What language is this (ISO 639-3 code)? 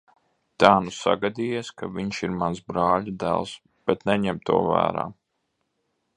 lav